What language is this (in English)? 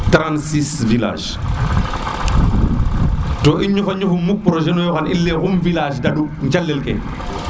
Serer